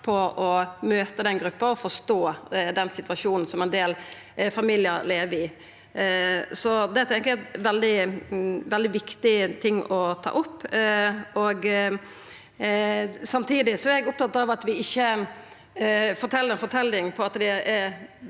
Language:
Norwegian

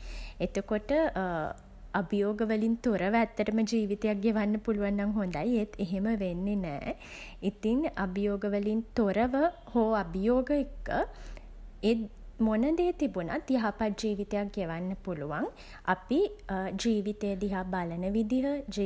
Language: Sinhala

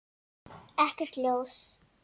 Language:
Icelandic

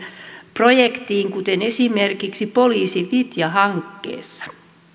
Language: Finnish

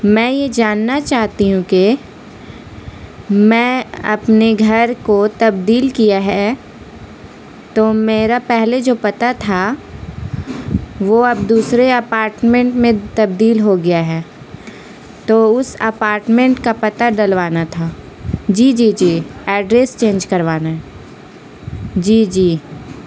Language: Urdu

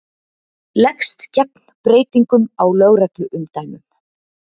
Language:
Icelandic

